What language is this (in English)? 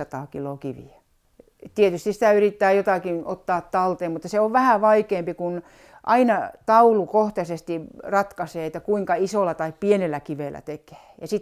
Finnish